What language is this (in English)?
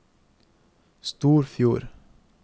Norwegian